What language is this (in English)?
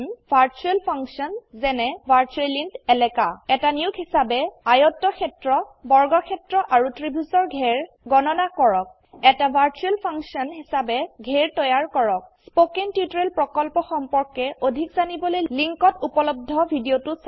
Assamese